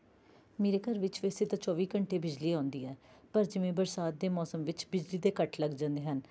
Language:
Punjabi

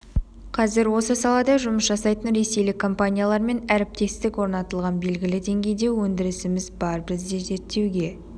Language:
Kazakh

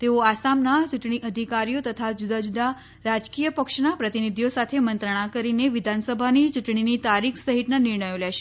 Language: Gujarati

